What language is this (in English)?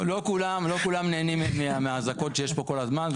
Hebrew